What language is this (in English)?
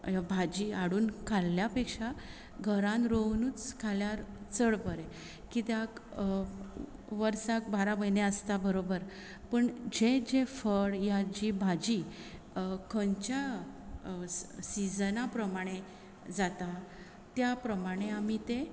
Konkani